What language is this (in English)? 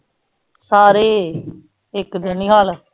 Punjabi